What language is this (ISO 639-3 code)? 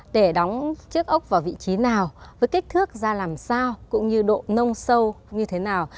vie